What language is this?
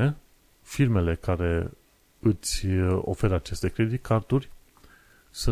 Romanian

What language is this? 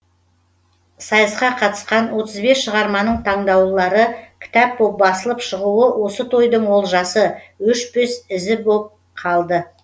Kazakh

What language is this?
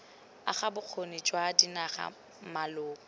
Tswana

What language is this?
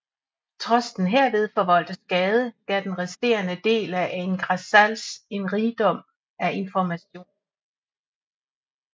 Danish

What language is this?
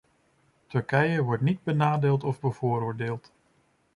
Dutch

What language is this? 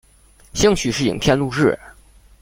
Chinese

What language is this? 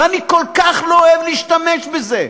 Hebrew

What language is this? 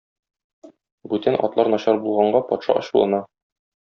Tatar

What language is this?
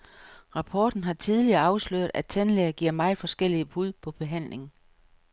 Danish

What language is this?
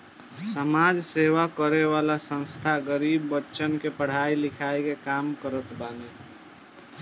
Bhojpuri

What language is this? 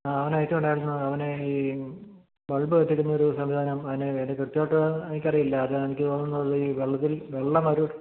Malayalam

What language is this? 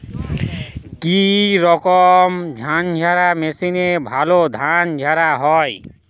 Bangla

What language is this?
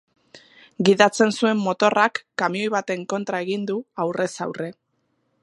Basque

